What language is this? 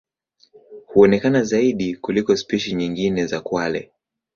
Swahili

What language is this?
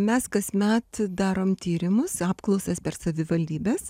Lithuanian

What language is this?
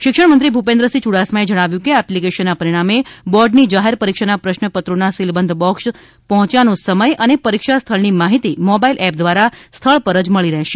Gujarati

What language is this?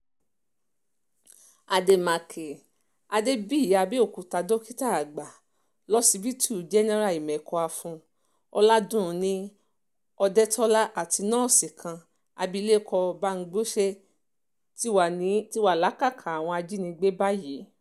Yoruba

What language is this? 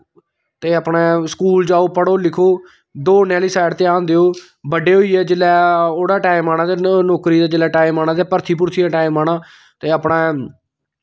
Dogri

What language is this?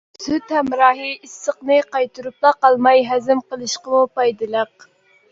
Uyghur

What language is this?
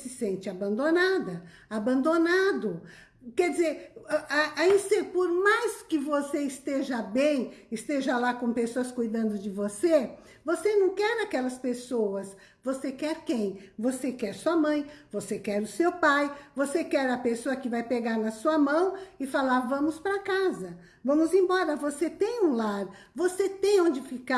Portuguese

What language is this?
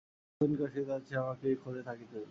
Bangla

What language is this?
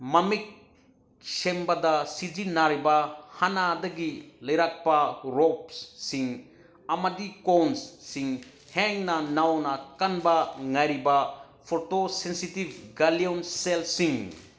Manipuri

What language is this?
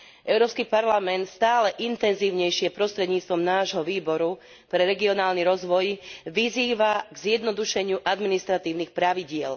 Slovak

